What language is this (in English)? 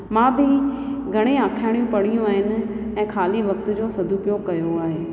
Sindhi